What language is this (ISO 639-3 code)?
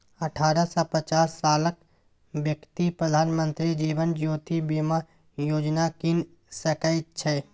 mai